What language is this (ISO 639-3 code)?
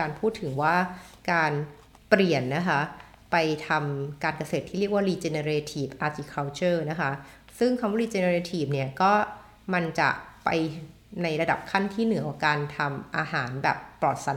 tha